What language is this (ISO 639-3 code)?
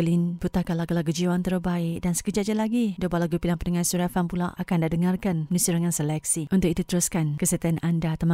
msa